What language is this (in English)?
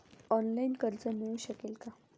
Marathi